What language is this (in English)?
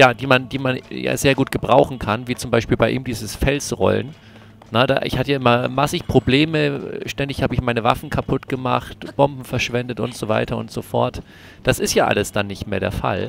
German